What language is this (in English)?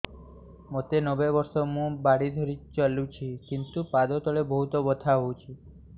Odia